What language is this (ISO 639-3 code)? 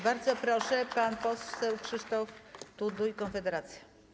pol